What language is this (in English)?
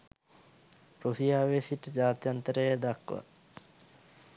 Sinhala